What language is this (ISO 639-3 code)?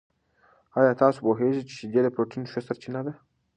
pus